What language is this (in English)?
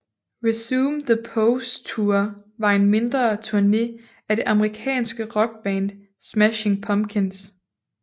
Danish